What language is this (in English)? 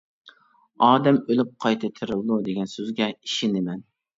Uyghur